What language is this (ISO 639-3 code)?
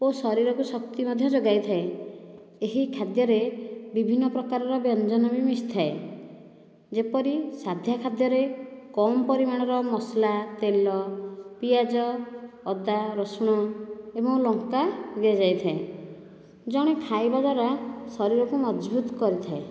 ori